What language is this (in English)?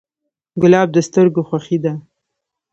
Pashto